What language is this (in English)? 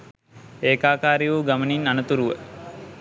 Sinhala